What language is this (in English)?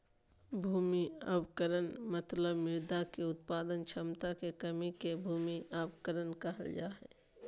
Magahi